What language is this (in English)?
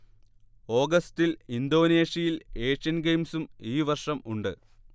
Malayalam